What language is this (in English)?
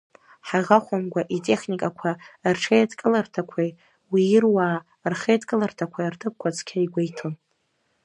Abkhazian